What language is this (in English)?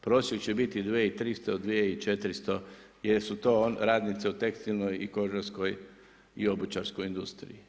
Croatian